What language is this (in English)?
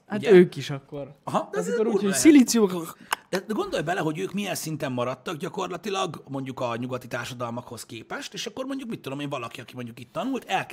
Hungarian